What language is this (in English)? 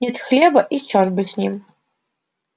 Russian